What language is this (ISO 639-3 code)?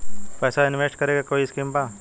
bho